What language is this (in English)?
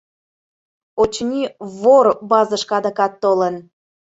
Mari